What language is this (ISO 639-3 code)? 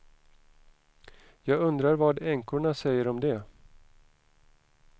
swe